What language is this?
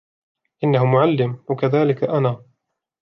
Arabic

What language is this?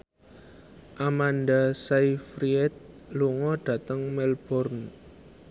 Javanese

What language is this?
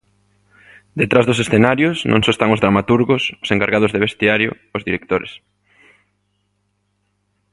Galician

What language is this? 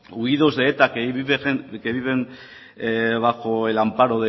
Spanish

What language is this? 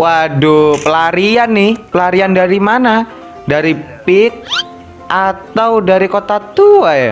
Indonesian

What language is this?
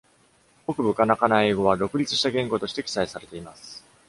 Japanese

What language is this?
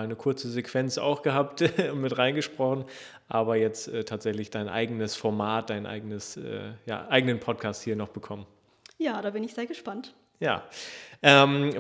German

